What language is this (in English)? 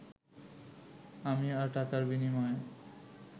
Bangla